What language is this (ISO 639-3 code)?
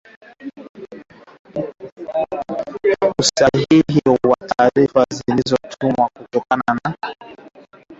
swa